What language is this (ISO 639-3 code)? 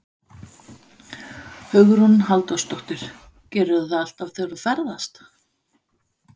isl